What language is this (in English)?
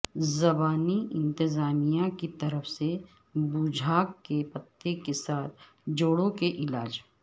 Urdu